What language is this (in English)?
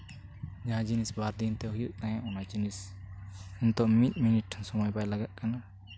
Santali